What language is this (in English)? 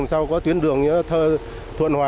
Vietnamese